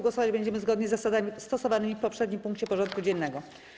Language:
Polish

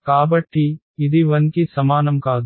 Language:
Telugu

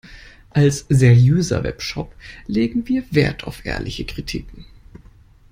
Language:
German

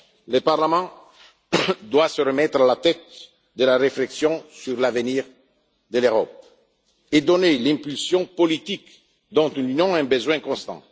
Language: French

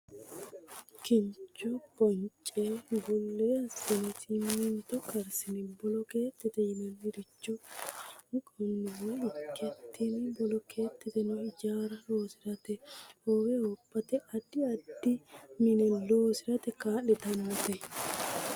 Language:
Sidamo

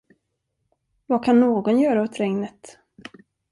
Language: Swedish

